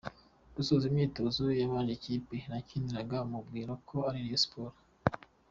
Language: Kinyarwanda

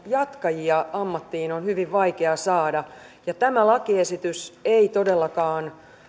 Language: Finnish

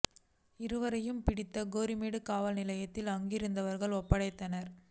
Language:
Tamil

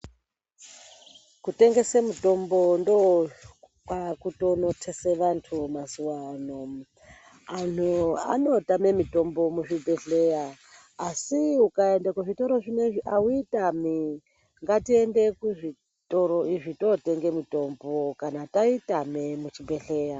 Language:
Ndau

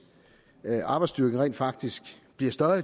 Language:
Danish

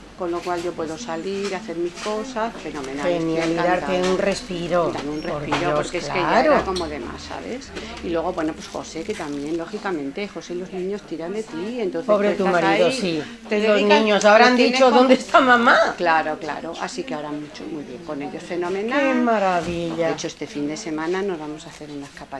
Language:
Spanish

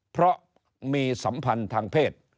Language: Thai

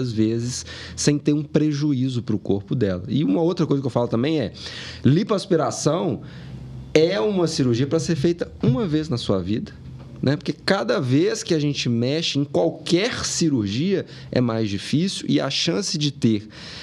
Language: Portuguese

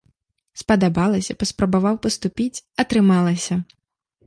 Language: Belarusian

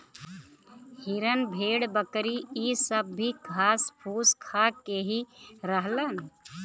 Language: Bhojpuri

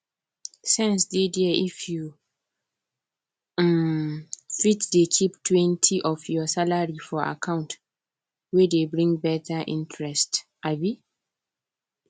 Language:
Nigerian Pidgin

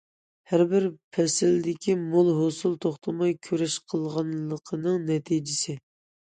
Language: Uyghur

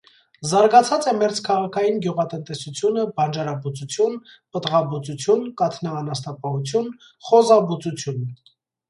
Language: Armenian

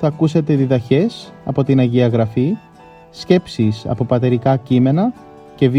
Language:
Greek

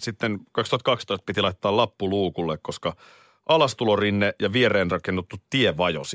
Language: Finnish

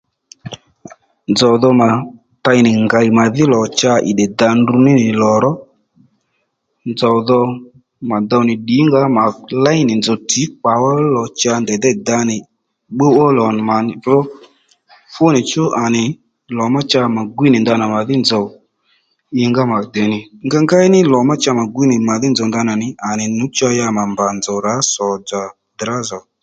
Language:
Lendu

